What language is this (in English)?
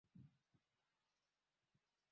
Swahili